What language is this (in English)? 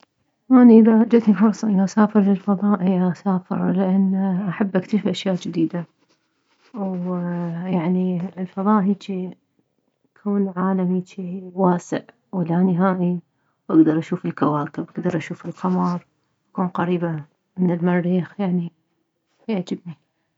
Mesopotamian Arabic